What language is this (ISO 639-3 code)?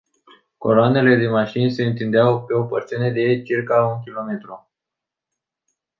ron